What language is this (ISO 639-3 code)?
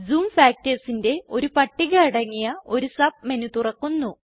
mal